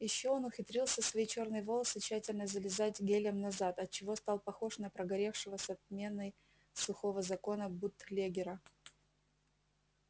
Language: Russian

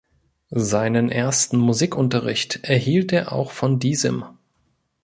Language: German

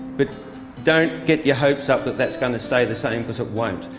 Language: English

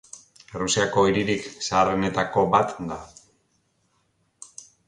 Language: Basque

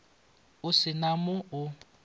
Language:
Northern Sotho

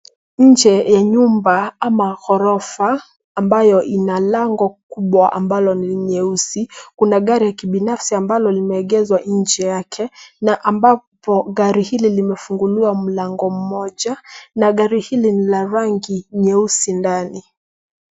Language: Swahili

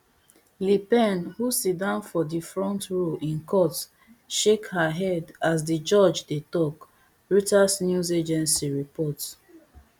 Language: Nigerian Pidgin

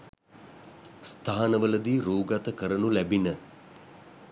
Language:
Sinhala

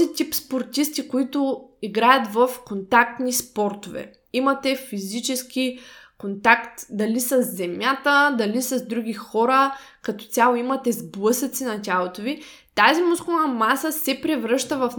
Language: Bulgarian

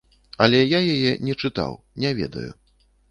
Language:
Belarusian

